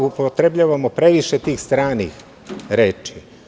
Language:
Serbian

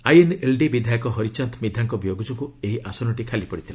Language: Odia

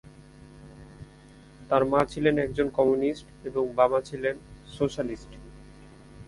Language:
Bangla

